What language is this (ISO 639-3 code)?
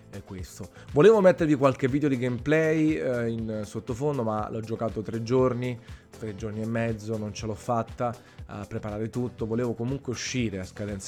ita